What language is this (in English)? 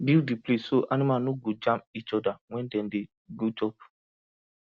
Nigerian Pidgin